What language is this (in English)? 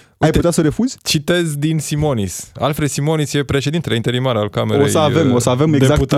Romanian